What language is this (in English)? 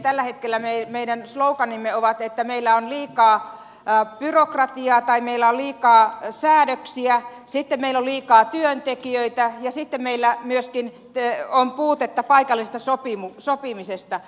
Finnish